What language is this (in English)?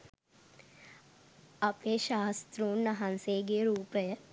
Sinhala